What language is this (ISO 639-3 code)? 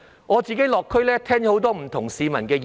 yue